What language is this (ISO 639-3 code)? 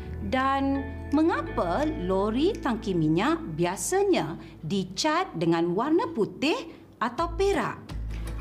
msa